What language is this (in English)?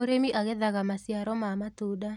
Kikuyu